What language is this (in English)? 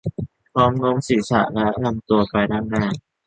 Thai